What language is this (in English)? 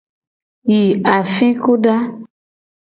Gen